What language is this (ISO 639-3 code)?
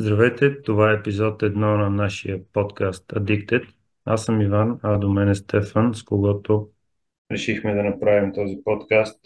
bul